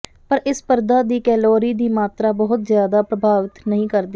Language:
Punjabi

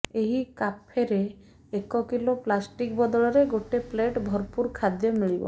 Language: Odia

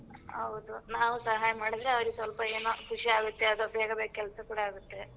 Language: Kannada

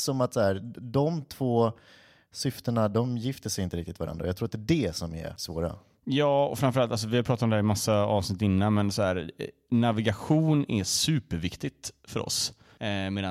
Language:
Swedish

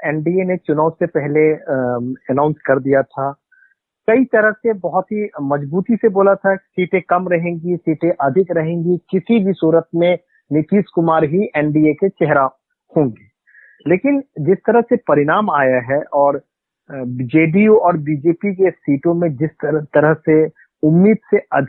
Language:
Hindi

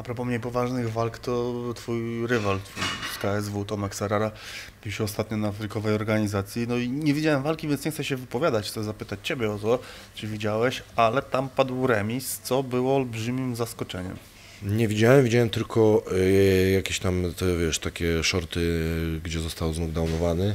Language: Polish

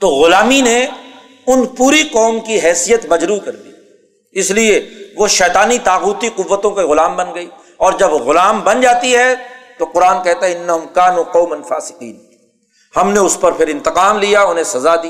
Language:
Urdu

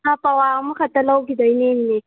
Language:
Manipuri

